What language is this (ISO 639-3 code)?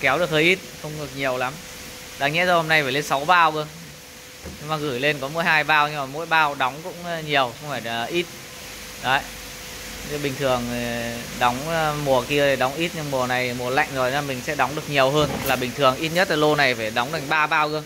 vie